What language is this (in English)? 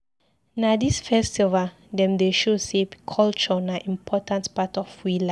Nigerian Pidgin